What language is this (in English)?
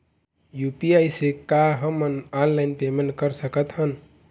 Chhattisgarhi